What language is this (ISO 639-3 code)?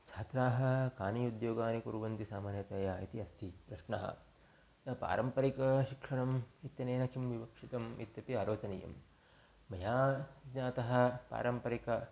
san